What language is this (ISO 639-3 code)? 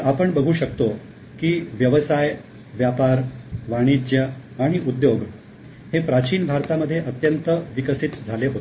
mar